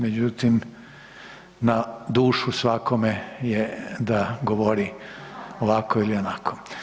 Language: Croatian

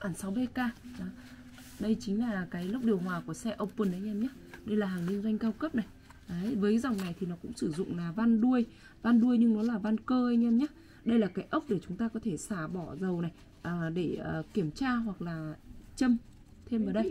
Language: Vietnamese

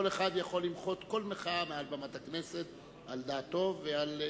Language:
Hebrew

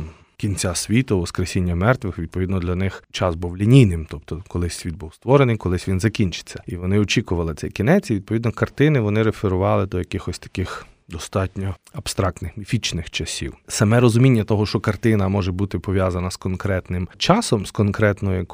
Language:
Ukrainian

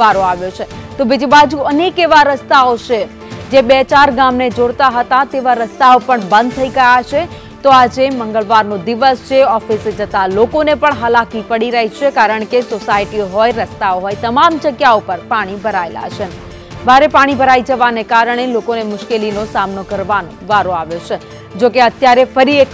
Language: Gujarati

